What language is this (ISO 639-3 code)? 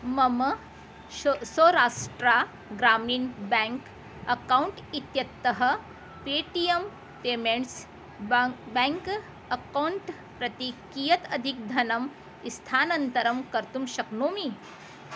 san